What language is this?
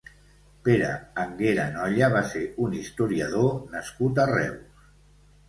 Catalan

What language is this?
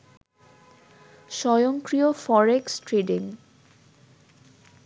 Bangla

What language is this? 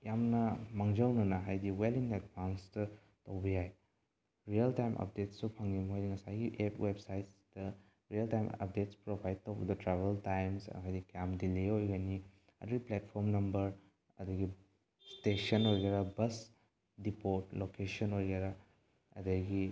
Manipuri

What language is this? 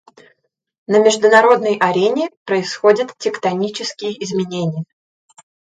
Russian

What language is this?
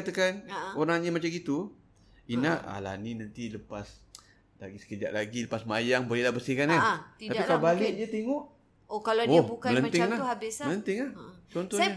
Malay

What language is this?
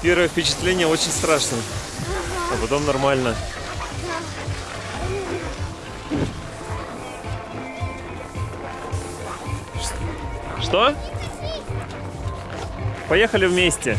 Russian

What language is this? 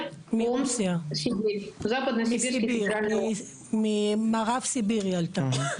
Hebrew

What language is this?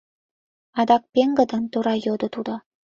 Mari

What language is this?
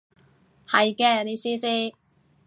Cantonese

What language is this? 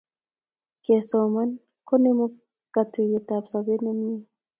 Kalenjin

